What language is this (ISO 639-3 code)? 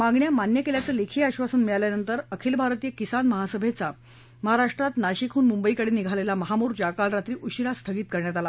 mar